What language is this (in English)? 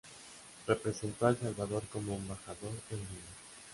Spanish